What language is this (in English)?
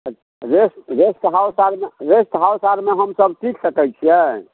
Maithili